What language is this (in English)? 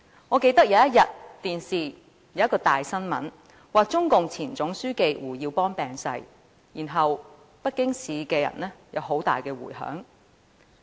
Cantonese